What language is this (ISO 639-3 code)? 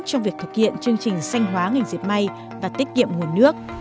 vie